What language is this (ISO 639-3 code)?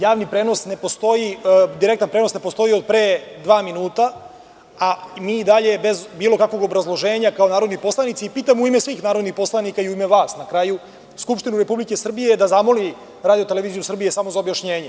srp